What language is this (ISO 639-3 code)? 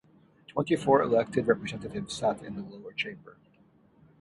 eng